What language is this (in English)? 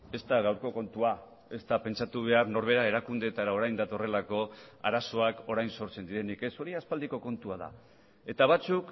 Basque